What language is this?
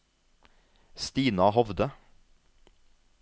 Norwegian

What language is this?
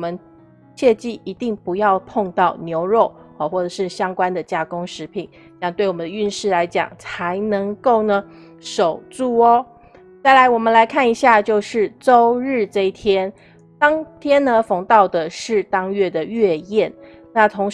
Chinese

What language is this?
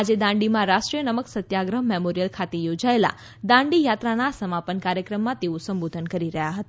Gujarati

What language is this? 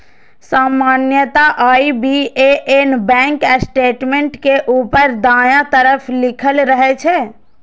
Maithili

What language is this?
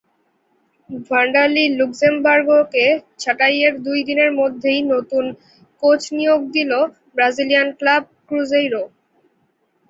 Bangla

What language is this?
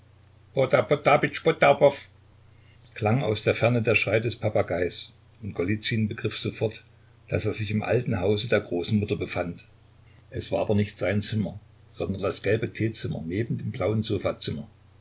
German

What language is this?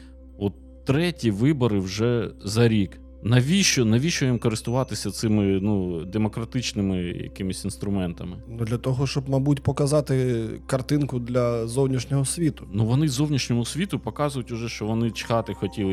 Ukrainian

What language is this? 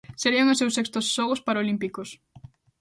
Galician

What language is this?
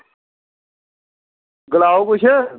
Dogri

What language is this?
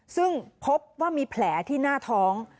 Thai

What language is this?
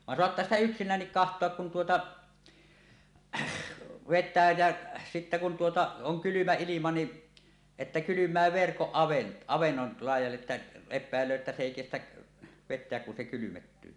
Finnish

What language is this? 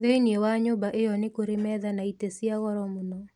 Kikuyu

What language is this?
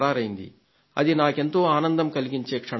Telugu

